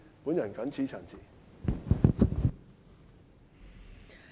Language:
Cantonese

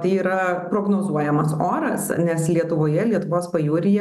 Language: Lithuanian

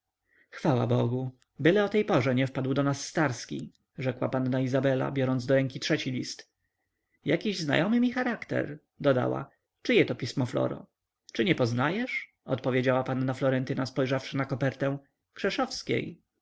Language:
Polish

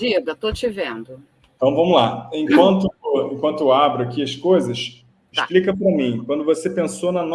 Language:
Portuguese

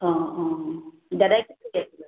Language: Assamese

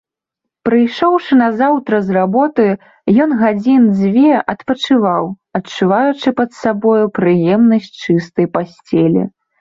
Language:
Belarusian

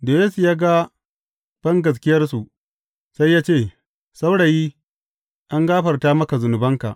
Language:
Hausa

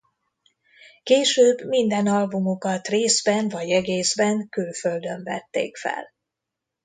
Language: Hungarian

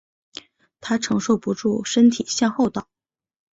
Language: Chinese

